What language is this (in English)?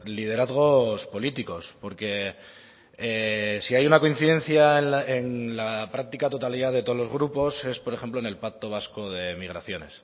Spanish